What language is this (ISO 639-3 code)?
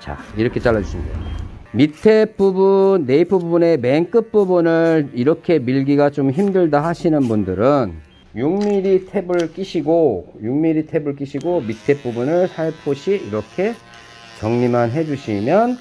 kor